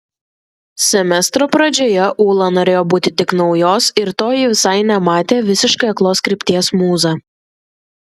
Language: Lithuanian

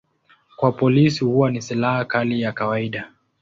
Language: Swahili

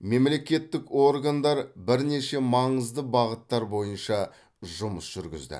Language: Kazakh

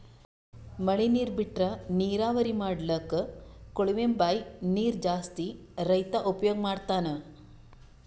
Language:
Kannada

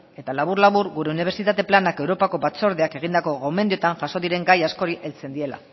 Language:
Basque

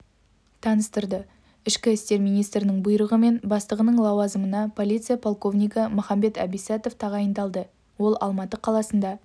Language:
Kazakh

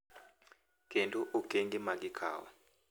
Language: Luo (Kenya and Tanzania)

